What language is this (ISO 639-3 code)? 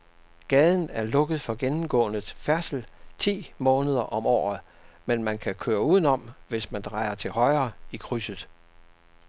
dan